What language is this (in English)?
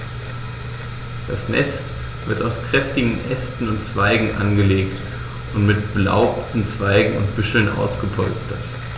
German